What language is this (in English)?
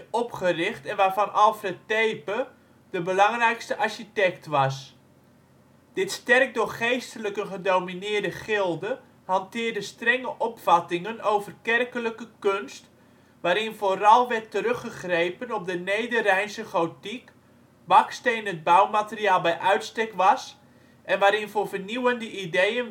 Dutch